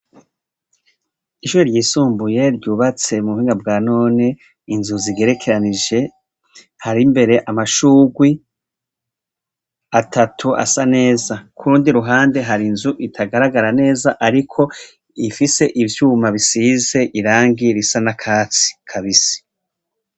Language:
Rundi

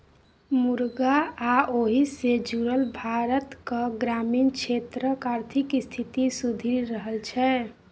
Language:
Maithili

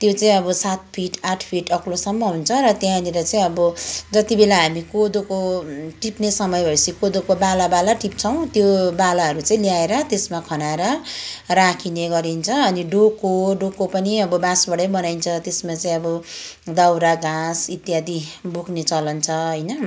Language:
Nepali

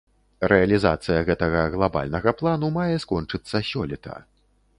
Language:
Belarusian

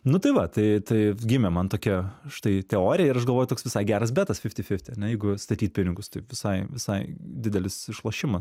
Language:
Lithuanian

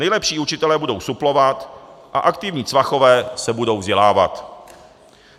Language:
Czech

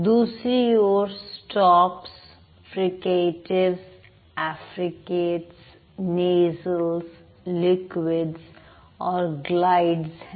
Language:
Hindi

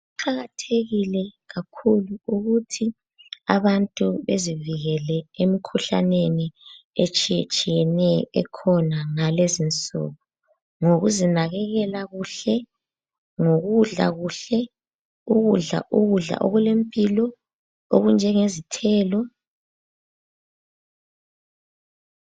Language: North Ndebele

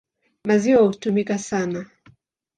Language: Swahili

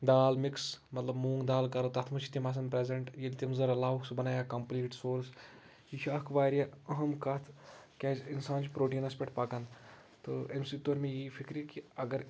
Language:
Kashmiri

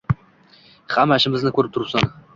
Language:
Uzbek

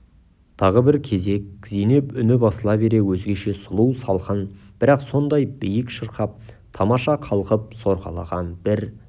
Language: Kazakh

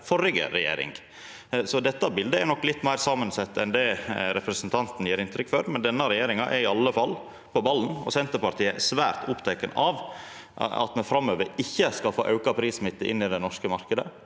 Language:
Norwegian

